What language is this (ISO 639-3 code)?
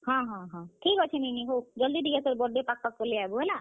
ori